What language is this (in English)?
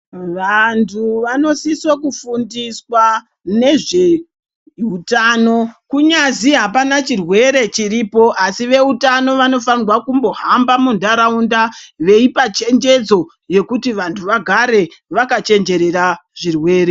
Ndau